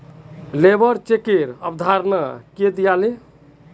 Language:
Magahi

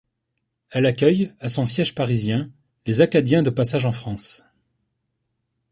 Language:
French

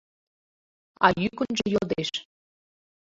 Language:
Mari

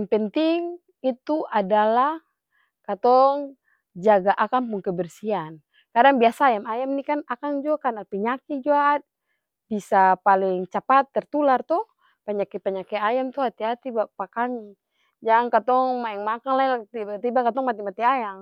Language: Ambonese Malay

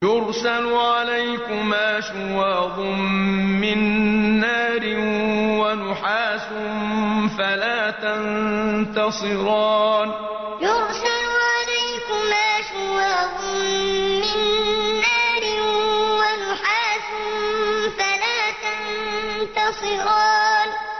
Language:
Arabic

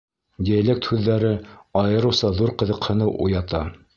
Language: Bashkir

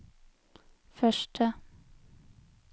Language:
Norwegian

